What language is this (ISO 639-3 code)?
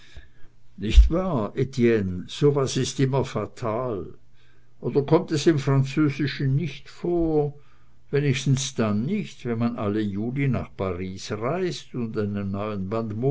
deu